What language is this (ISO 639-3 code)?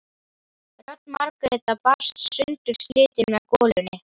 isl